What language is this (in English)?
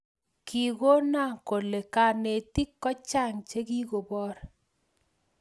Kalenjin